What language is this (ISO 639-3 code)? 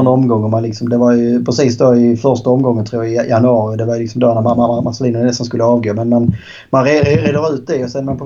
swe